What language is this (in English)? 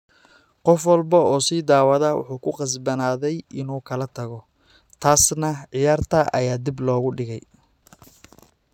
Somali